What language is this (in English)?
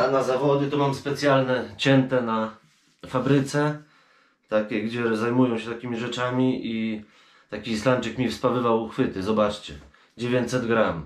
Polish